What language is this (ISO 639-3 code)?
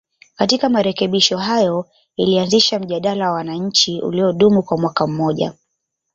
swa